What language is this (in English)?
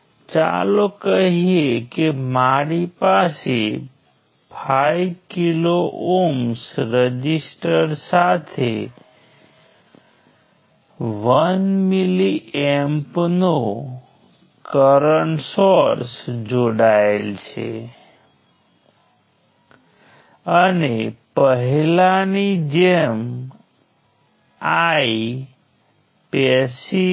Gujarati